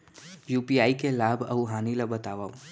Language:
Chhattisgarhi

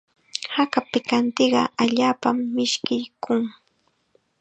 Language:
Chiquián Ancash Quechua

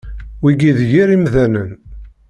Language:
Kabyle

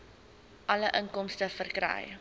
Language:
Afrikaans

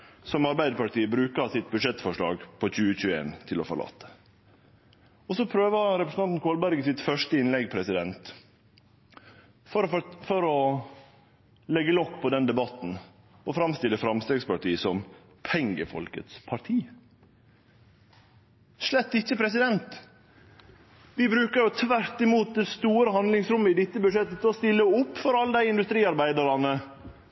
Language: Norwegian Nynorsk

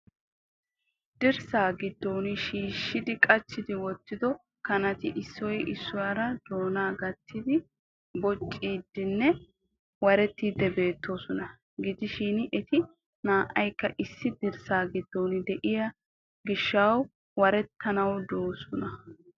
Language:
Wolaytta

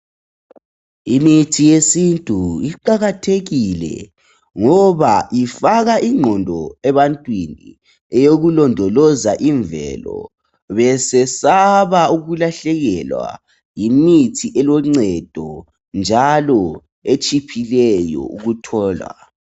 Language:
North Ndebele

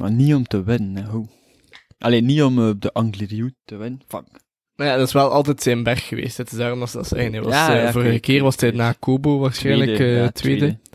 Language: Dutch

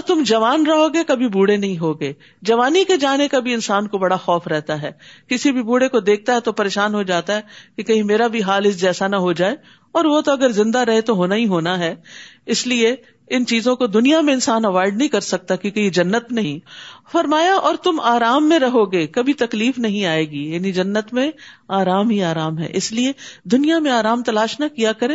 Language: Urdu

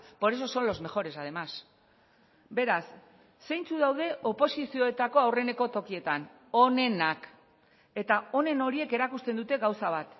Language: Basque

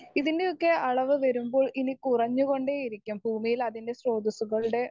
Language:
Malayalam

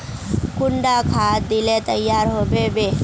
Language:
Magahi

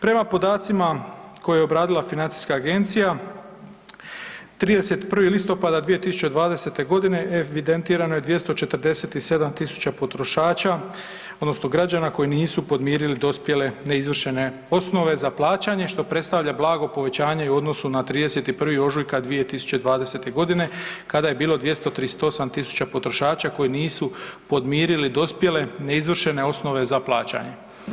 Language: Croatian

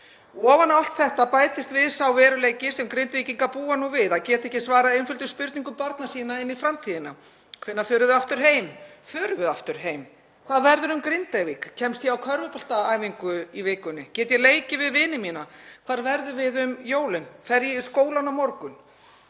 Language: Icelandic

